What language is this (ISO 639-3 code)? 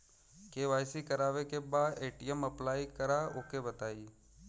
bho